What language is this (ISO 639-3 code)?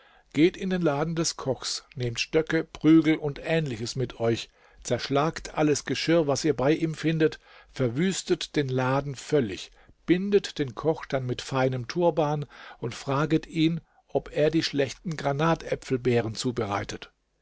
deu